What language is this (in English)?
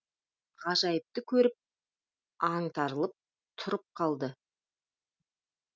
Kazakh